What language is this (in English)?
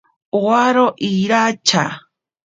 Ashéninka Perené